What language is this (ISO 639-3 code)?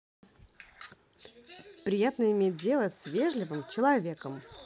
rus